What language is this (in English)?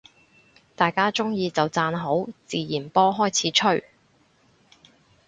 Cantonese